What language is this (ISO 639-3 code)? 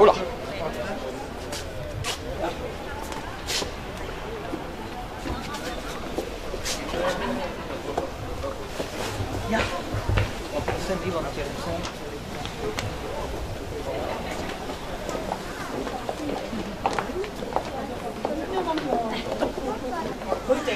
nld